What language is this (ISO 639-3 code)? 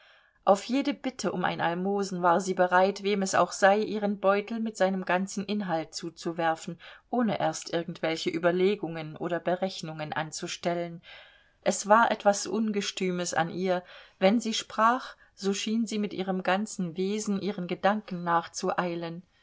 deu